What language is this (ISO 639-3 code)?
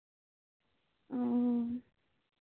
sat